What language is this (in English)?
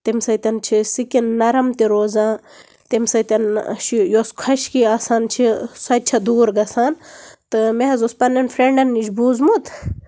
Kashmiri